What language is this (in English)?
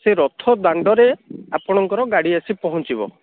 Odia